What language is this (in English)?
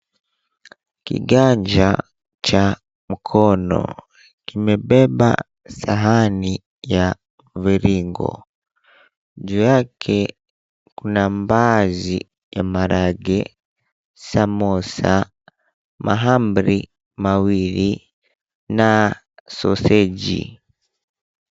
Swahili